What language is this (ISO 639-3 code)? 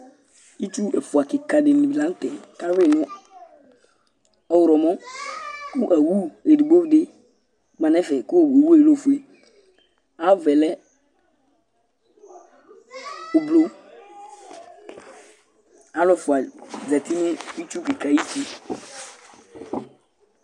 kpo